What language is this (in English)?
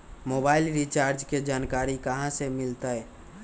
Magahi